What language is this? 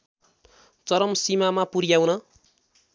Nepali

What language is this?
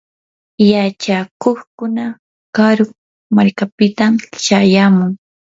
Yanahuanca Pasco Quechua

